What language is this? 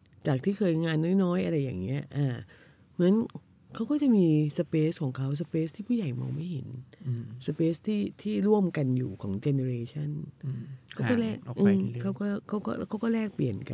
Thai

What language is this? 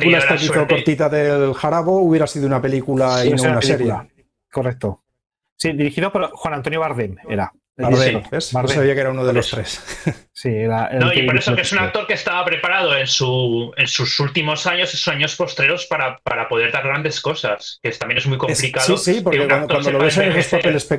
Spanish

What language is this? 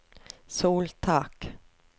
Norwegian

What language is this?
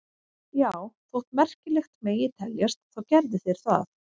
Icelandic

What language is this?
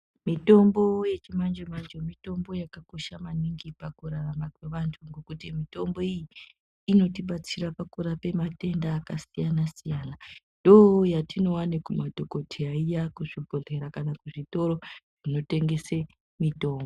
Ndau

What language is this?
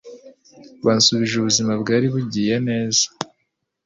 Kinyarwanda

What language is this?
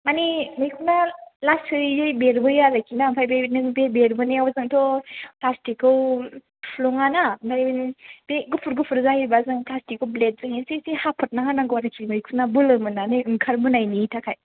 Bodo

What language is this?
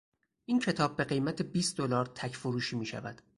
Persian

